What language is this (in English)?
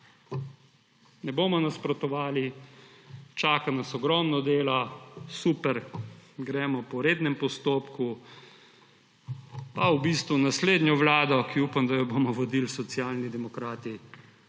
Slovenian